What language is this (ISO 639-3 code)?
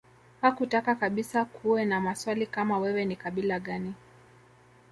swa